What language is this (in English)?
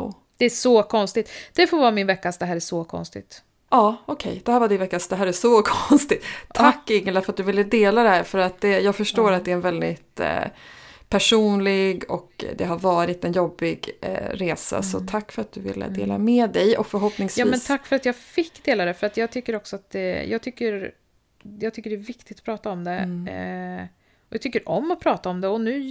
Swedish